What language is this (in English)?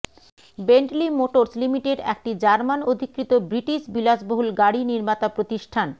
Bangla